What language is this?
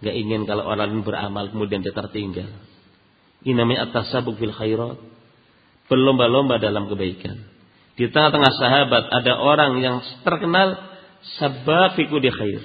Indonesian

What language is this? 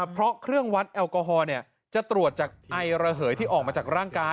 Thai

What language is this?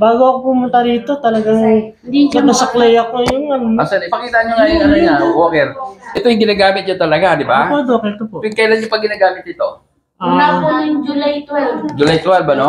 Filipino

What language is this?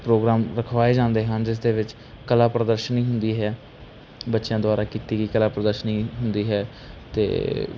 Punjabi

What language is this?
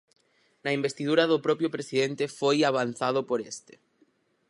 Galician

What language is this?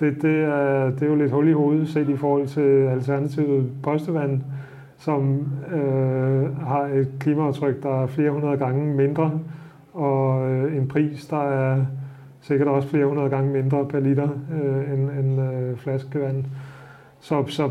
Danish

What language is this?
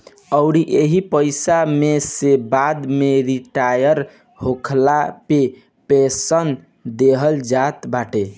Bhojpuri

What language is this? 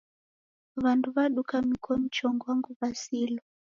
Taita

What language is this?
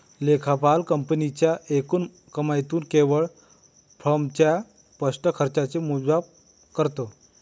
Marathi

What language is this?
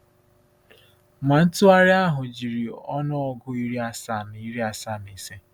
Igbo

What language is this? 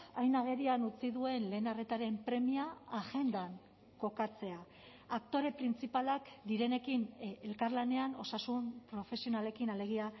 Basque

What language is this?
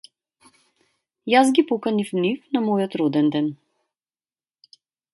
Macedonian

